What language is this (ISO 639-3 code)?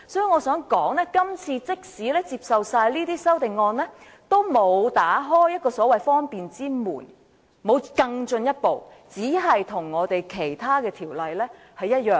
yue